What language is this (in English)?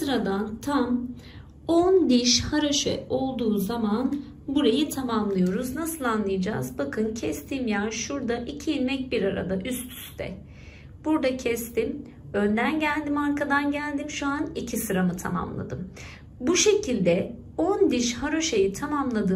Turkish